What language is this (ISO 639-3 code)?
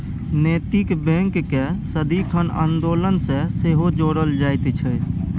mai